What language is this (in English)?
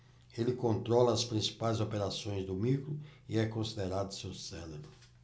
Portuguese